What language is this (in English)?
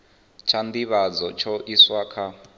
Venda